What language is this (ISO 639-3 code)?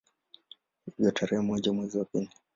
swa